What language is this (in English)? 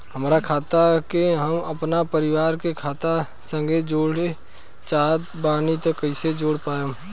Bhojpuri